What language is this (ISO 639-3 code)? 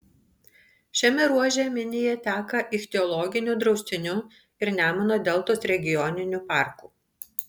lit